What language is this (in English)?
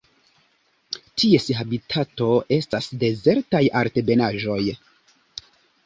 Esperanto